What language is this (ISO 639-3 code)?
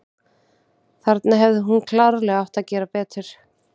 isl